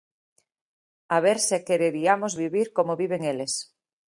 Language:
Galician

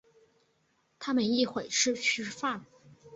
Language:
Chinese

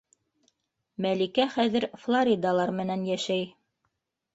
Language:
Bashkir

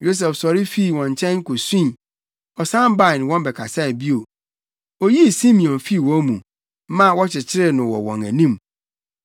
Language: Akan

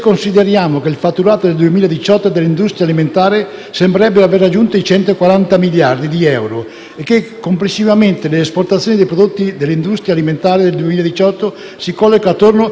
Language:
Italian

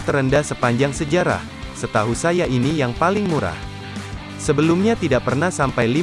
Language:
Indonesian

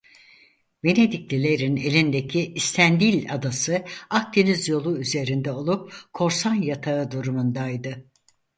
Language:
Turkish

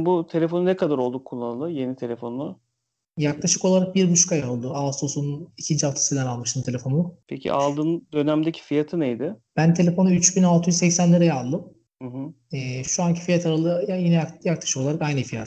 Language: Turkish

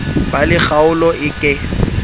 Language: Southern Sotho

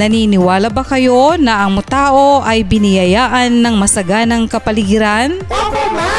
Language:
Filipino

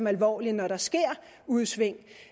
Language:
Danish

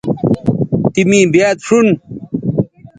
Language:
Bateri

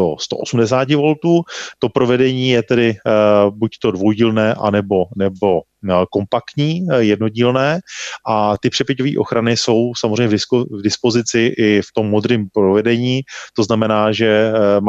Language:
Czech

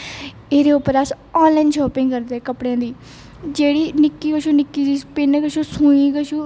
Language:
Dogri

